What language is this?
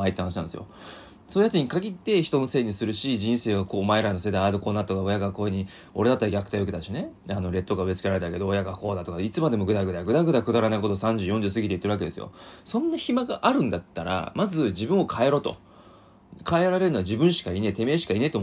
Japanese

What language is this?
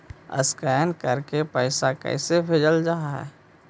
Magahi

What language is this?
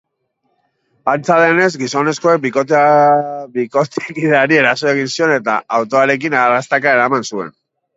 Basque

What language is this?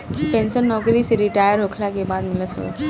Bhojpuri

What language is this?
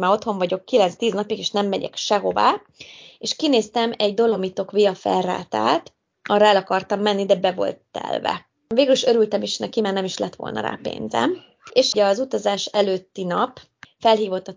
Hungarian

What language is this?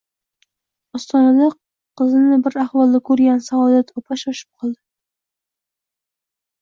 Uzbek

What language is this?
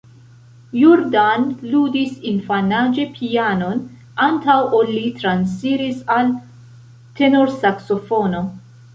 Esperanto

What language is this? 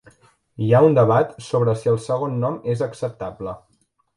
Catalan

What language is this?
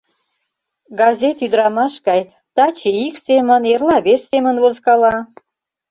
Mari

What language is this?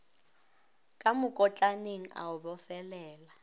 Northern Sotho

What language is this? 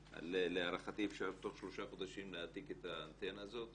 Hebrew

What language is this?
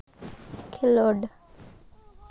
Santali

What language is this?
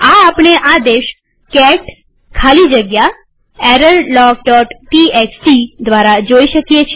Gujarati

